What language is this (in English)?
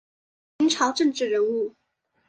Chinese